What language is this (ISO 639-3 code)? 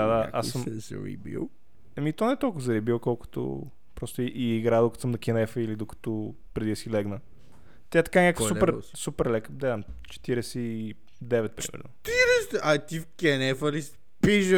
bul